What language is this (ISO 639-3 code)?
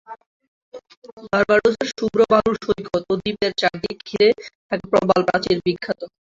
ben